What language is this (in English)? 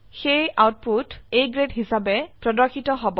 Assamese